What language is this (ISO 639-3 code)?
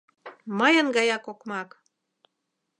chm